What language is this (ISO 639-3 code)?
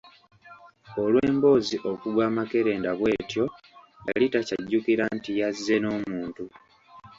lug